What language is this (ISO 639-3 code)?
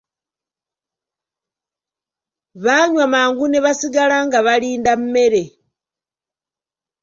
lug